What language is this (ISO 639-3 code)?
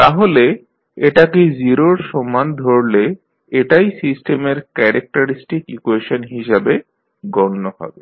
ben